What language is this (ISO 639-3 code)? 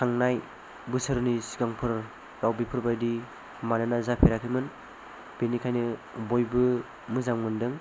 brx